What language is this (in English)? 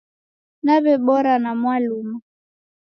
Taita